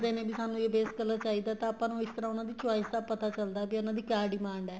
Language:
Punjabi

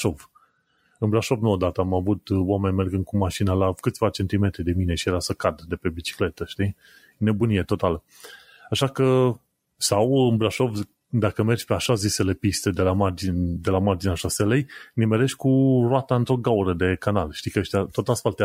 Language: Romanian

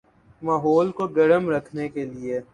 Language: Urdu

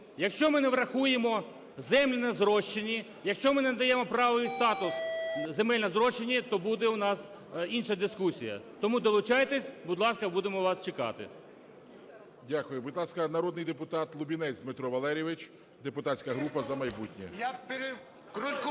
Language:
Ukrainian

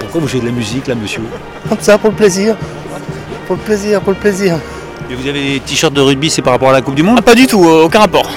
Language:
French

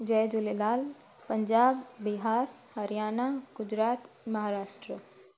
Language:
Sindhi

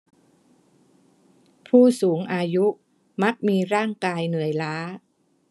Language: Thai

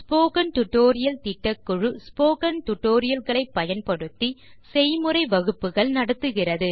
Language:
Tamil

